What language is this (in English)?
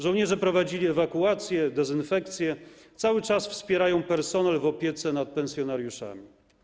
Polish